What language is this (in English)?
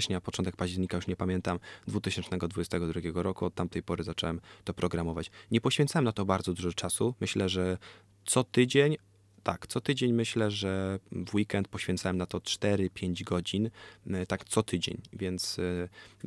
Polish